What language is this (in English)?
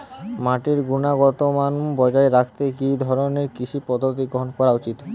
Bangla